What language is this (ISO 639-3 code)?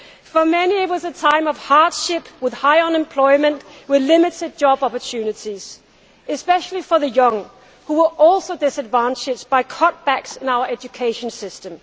eng